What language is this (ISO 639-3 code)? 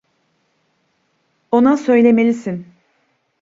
tur